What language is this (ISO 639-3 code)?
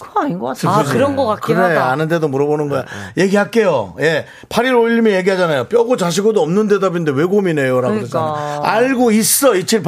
kor